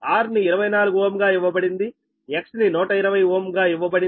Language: Telugu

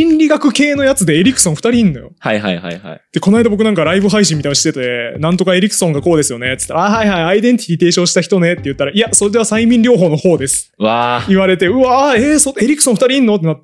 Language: Japanese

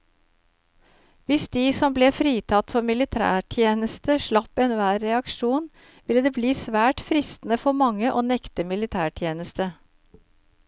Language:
Norwegian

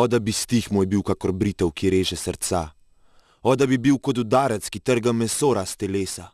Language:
Dutch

